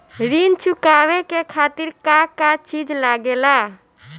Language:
Bhojpuri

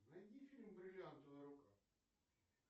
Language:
Russian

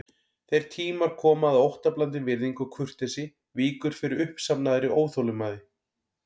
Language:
Icelandic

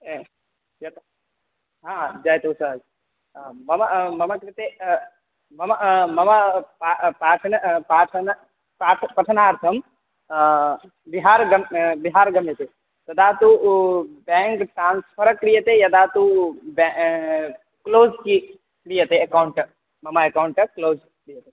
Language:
Sanskrit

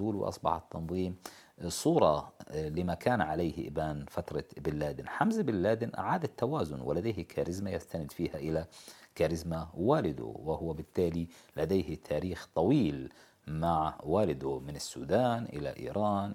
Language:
Arabic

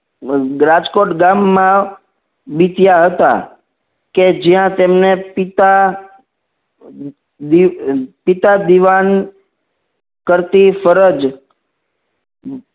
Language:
Gujarati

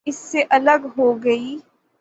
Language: Urdu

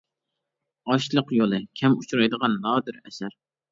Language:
Uyghur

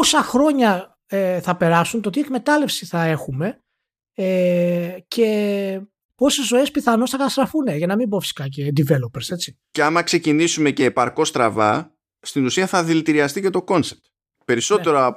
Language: Greek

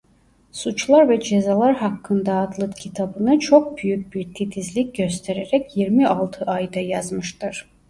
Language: Turkish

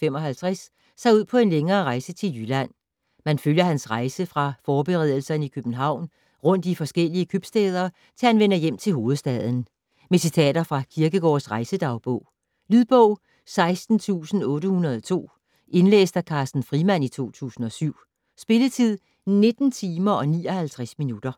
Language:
Danish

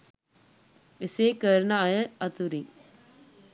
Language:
Sinhala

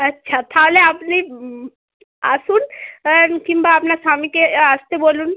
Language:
Bangla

